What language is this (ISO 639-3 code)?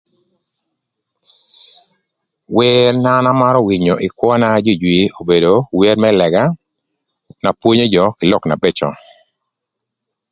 lth